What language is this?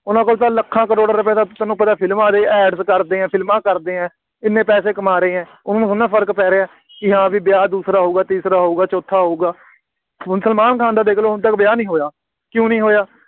Punjabi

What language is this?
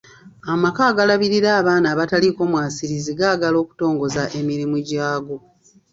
Ganda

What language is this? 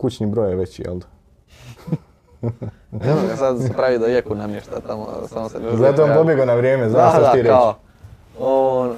Croatian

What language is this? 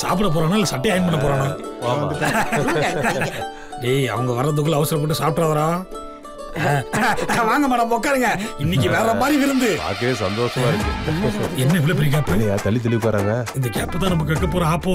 English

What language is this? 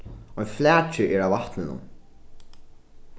Faroese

